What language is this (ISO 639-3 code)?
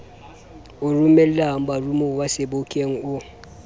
sot